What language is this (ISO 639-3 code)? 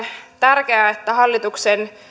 fin